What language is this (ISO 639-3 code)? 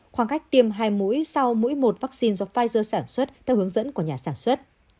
vie